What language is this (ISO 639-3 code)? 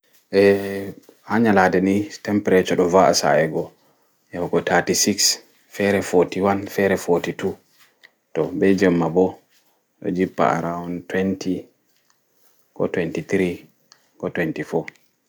ful